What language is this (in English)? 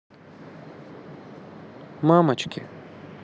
Russian